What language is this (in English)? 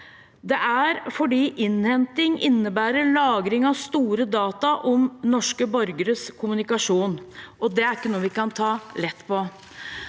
Norwegian